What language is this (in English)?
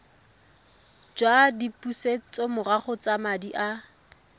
Tswana